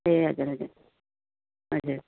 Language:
Nepali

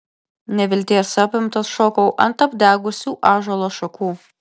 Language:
Lithuanian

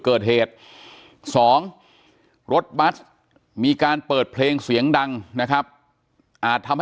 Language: Thai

